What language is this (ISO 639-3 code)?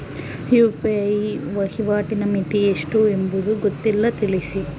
kan